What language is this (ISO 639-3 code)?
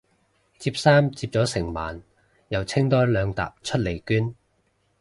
yue